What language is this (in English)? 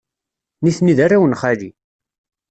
Kabyle